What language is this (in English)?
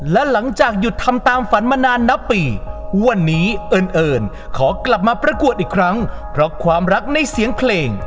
Thai